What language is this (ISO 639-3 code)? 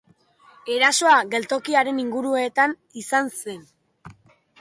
eus